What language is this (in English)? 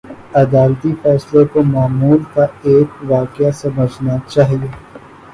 Urdu